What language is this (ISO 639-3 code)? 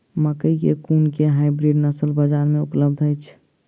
mai